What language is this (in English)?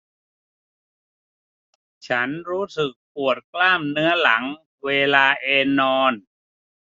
Thai